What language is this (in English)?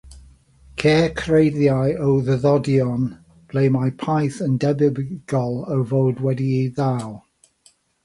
Welsh